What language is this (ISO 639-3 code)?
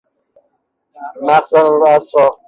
fas